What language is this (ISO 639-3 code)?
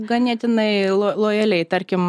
lit